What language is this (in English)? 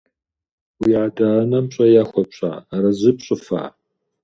Kabardian